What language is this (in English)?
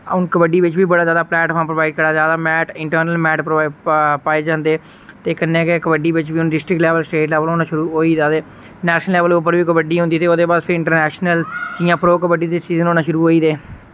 Dogri